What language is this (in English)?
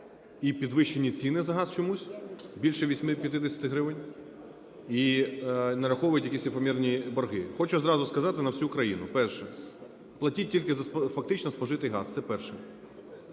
Ukrainian